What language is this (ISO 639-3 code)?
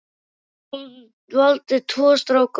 isl